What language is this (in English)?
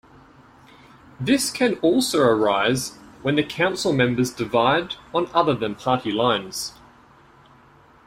English